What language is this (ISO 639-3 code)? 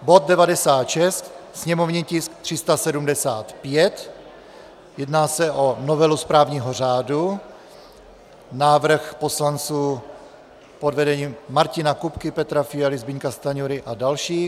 ces